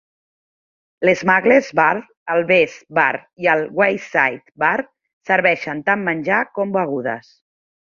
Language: Catalan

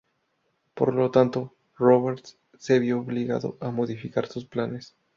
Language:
Spanish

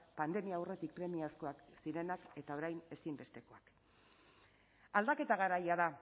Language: Basque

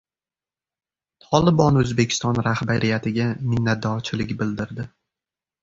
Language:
Uzbek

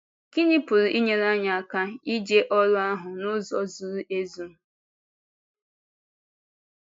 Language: Igbo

